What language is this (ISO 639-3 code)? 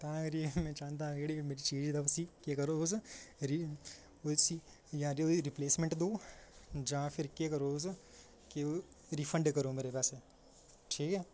doi